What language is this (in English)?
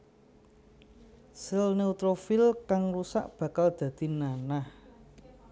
Javanese